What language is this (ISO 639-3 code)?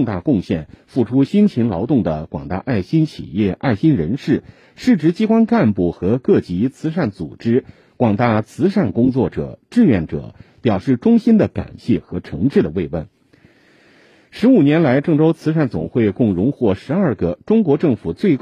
zho